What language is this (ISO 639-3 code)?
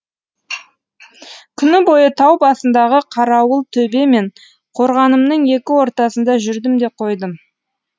kaz